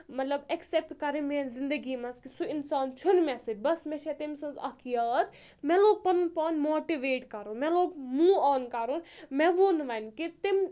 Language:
Kashmiri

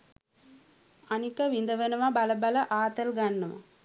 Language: Sinhala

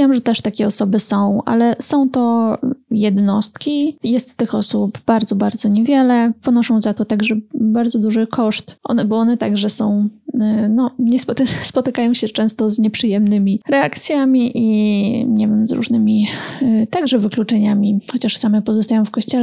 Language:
Polish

